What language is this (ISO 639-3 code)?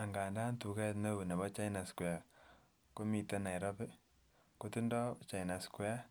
kln